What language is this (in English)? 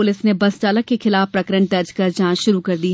Hindi